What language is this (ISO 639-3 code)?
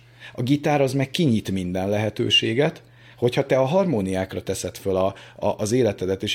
hun